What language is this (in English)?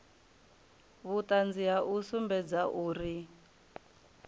Venda